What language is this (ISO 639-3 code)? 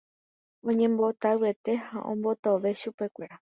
grn